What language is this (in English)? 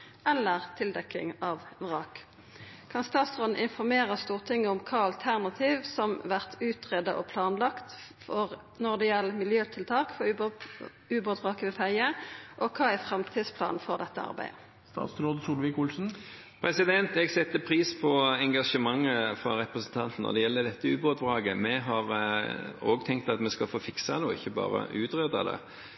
Norwegian